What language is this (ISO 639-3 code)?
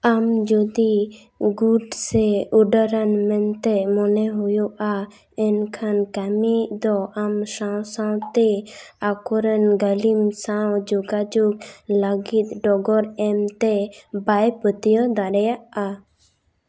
sat